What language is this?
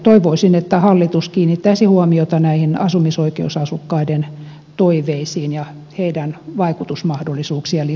Finnish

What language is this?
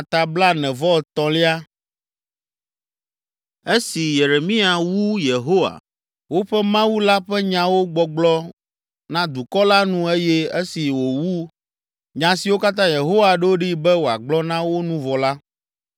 Ewe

